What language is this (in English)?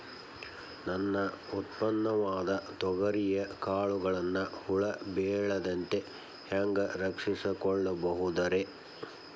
Kannada